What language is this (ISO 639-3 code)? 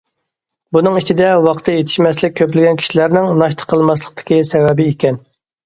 uig